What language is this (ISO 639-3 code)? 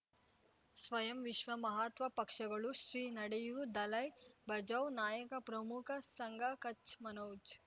kan